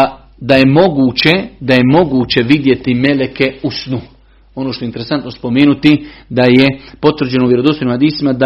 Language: Croatian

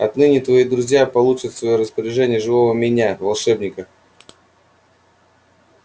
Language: Russian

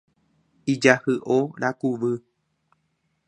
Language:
Guarani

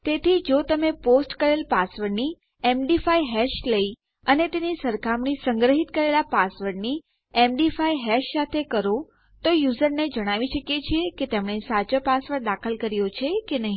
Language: Gujarati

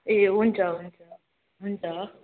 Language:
Nepali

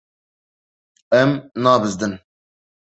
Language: Kurdish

